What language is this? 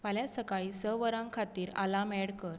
Konkani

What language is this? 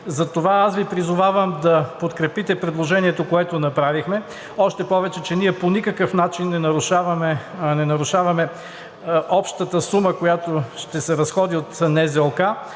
Bulgarian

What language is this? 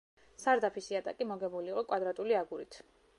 Georgian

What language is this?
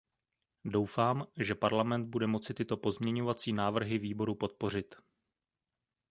Czech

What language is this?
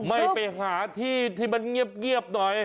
Thai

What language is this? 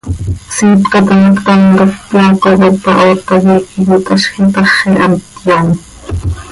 Seri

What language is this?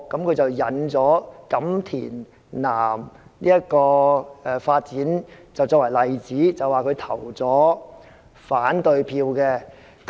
Cantonese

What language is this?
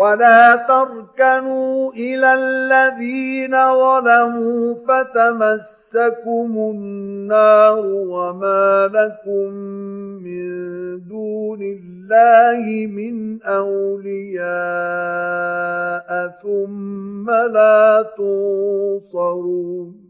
Arabic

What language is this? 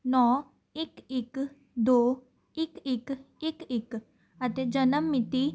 Punjabi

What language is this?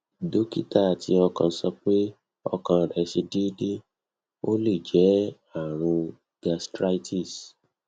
Yoruba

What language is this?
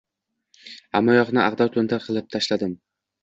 Uzbek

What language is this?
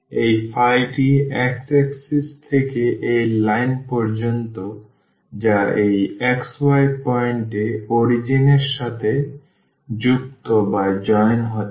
Bangla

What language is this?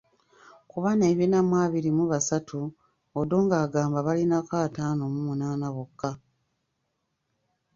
Ganda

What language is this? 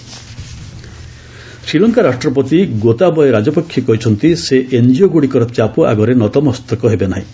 Odia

